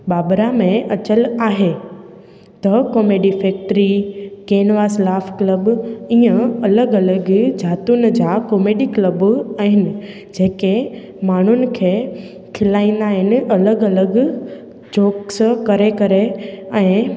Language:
Sindhi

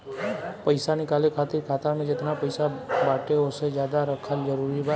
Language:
Bhojpuri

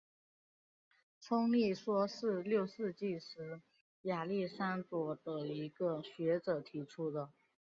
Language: Chinese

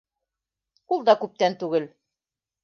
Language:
Bashkir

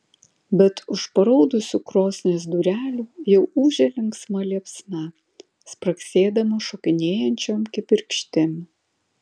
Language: Lithuanian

